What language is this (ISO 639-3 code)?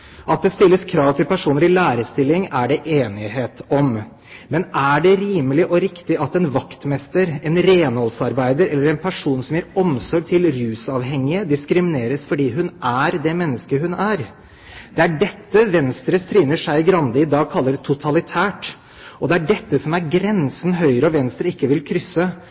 nob